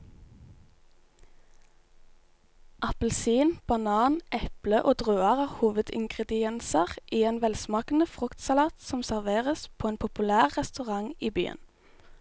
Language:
Norwegian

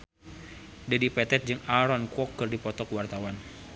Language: Sundanese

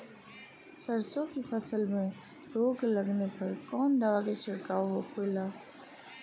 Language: Bhojpuri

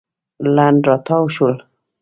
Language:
Pashto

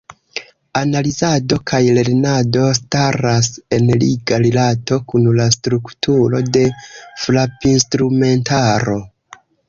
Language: Esperanto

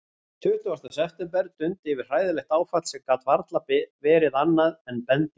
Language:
Icelandic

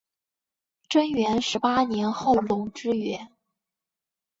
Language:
Chinese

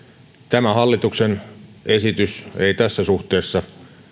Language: Finnish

